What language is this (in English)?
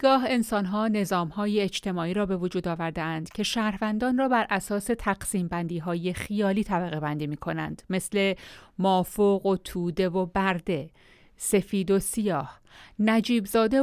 Persian